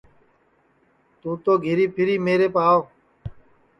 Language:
Sansi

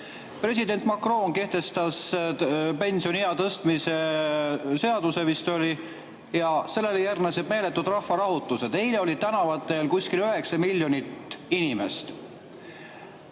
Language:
Estonian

